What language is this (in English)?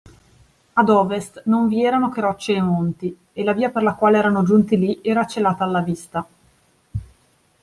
Italian